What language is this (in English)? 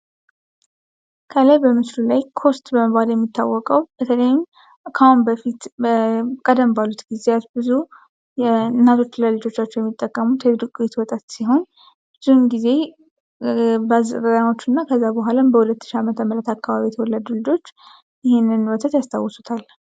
Amharic